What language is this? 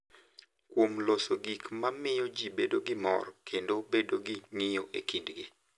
Luo (Kenya and Tanzania)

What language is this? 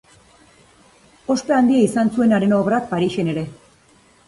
Basque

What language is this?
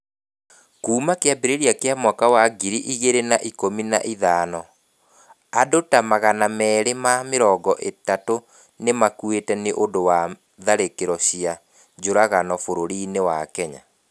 Kikuyu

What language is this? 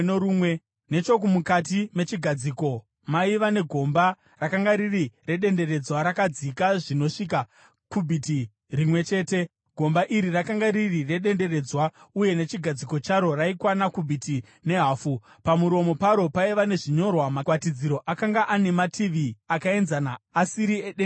Shona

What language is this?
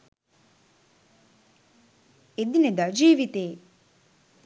Sinhala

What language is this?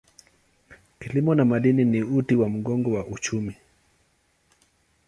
Swahili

